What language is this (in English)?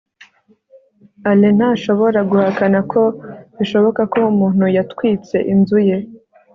Kinyarwanda